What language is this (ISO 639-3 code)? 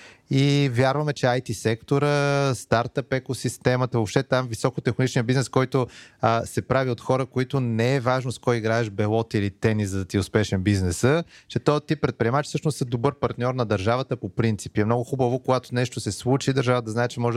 bul